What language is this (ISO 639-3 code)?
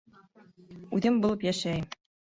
bak